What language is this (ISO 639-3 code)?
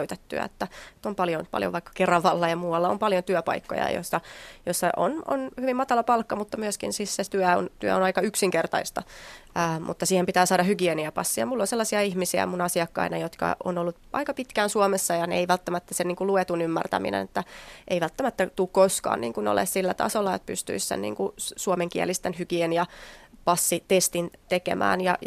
fin